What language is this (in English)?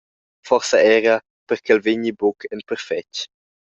Romansh